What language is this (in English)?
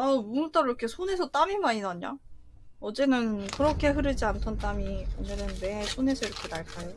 Korean